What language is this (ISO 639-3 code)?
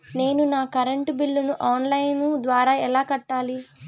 tel